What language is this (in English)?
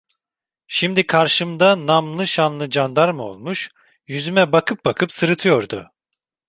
Turkish